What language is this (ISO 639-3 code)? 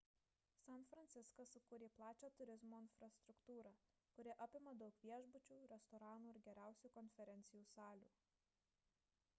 lit